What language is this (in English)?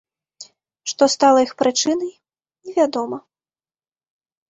Belarusian